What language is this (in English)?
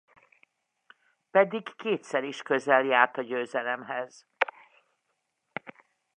Hungarian